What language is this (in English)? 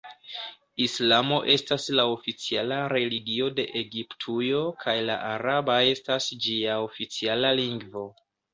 Esperanto